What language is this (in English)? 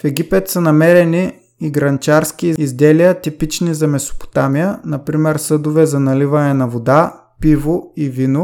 Bulgarian